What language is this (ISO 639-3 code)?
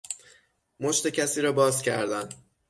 fas